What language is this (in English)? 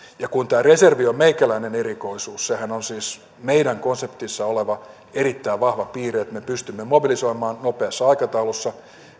Finnish